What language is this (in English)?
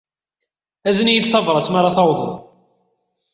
Kabyle